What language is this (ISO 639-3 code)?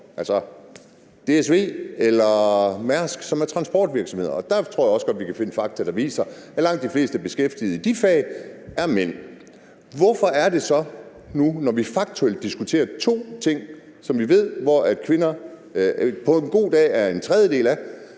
dan